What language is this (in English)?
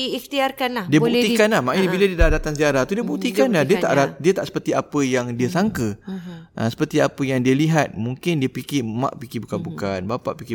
Malay